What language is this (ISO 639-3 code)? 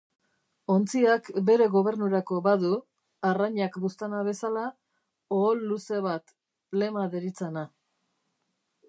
eus